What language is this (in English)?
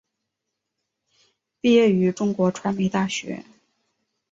Chinese